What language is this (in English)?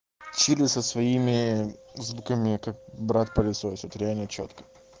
Russian